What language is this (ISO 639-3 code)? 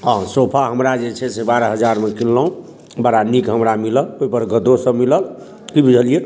mai